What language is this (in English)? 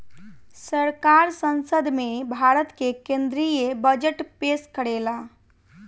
Bhojpuri